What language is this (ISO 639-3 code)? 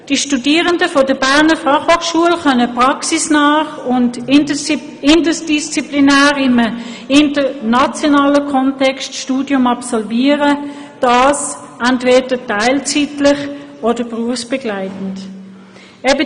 gsw